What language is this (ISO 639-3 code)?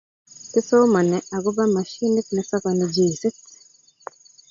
kln